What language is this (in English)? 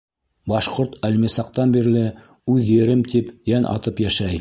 Bashkir